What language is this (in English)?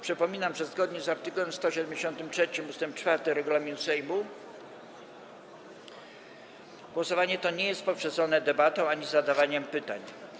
Polish